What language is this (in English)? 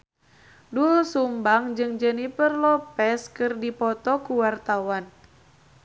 Sundanese